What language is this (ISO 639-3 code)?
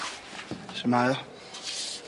cym